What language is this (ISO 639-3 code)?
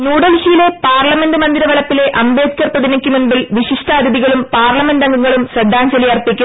mal